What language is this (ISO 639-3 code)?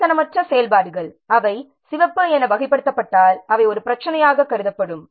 tam